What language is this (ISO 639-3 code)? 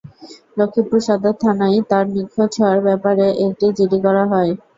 ben